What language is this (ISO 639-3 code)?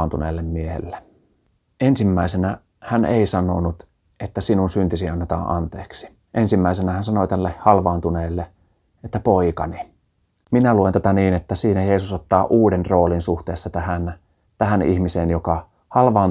fin